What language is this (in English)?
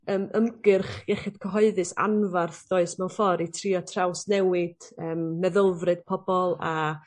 Welsh